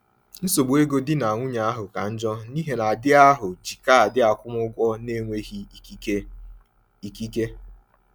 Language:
Igbo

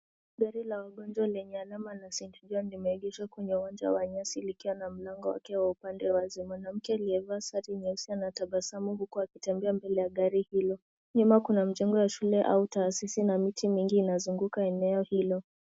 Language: Swahili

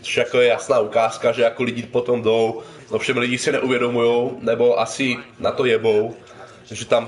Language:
Czech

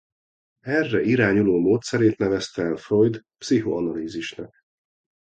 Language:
Hungarian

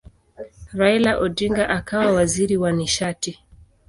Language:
Swahili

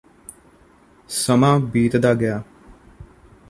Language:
Punjabi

